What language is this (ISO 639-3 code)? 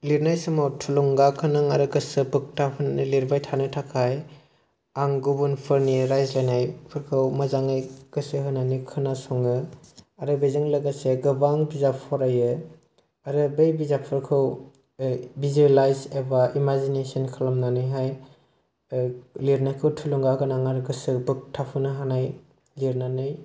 brx